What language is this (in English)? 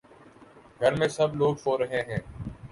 Urdu